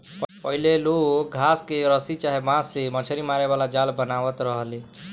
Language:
Bhojpuri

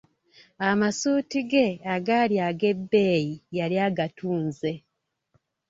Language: Ganda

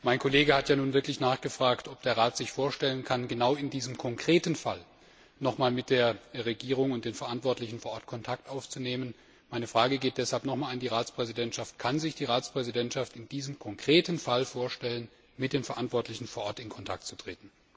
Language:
German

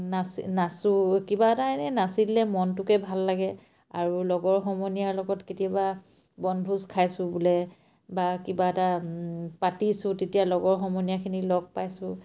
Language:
Assamese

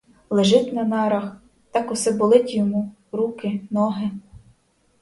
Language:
Ukrainian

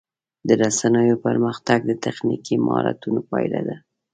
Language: Pashto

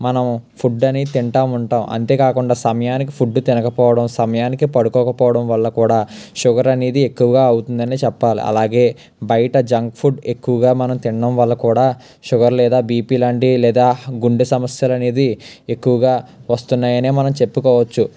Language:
Telugu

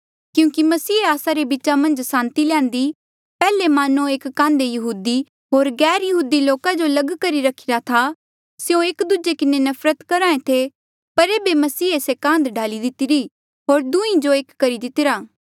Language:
Mandeali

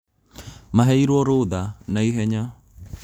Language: Kikuyu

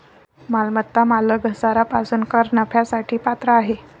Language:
Marathi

